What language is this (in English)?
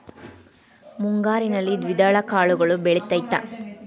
Kannada